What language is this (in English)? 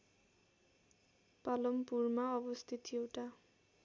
Nepali